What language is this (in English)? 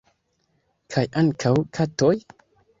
Esperanto